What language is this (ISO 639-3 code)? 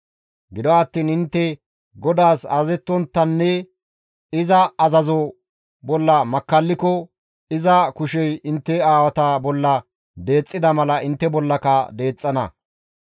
gmv